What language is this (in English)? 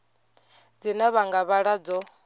Venda